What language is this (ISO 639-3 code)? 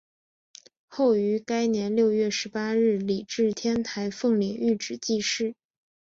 zho